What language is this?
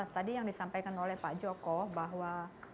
Indonesian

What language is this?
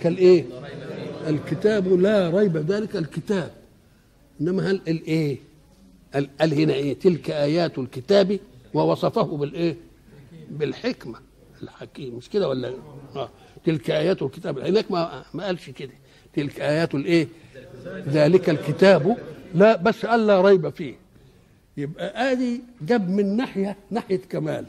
Arabic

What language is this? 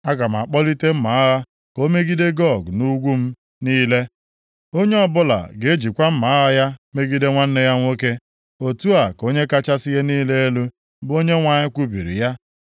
Igbo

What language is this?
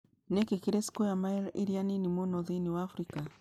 Kikuyu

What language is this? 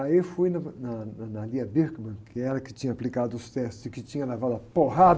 Portuguese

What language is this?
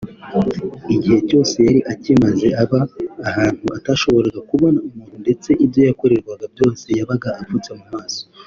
Kinyarwanda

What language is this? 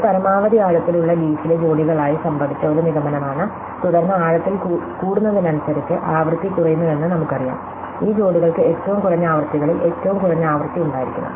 Malayalam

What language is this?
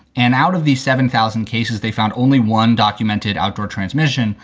English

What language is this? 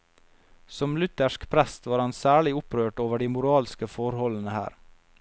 Norwegian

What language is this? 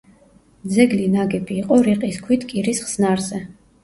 Georgian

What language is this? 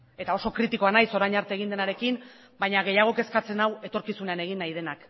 Basque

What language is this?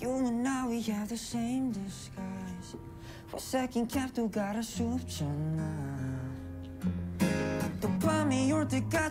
Portuguese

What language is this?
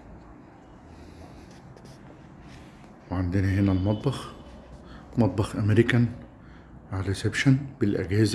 Arabic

